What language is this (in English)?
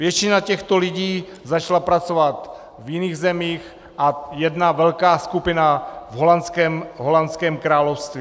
Czech